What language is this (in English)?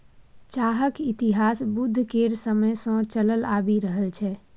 Maithili